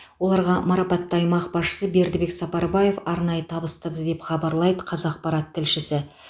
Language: Kazakh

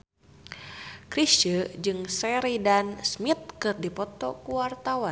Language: Sundanese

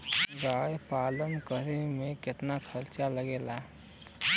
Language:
Bhojpuri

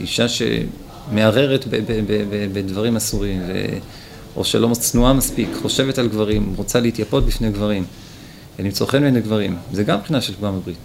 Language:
Hebrew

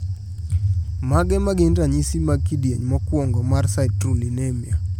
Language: Luo (Kenya and Tanzania)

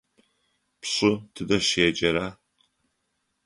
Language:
Adyghe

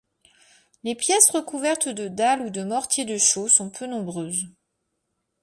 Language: French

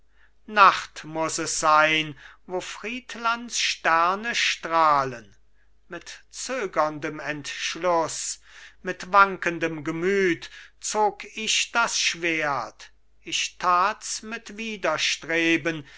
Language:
German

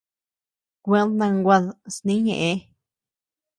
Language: Tepeuxila Cuicatec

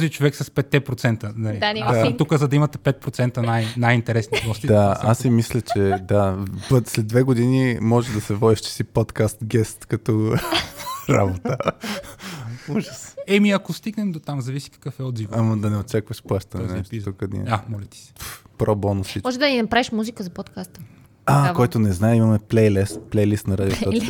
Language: Bulgarian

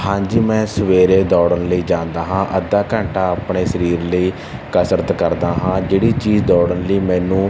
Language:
Punjabi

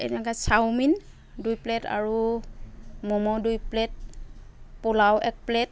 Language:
Assamese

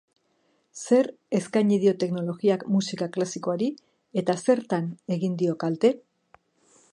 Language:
Basque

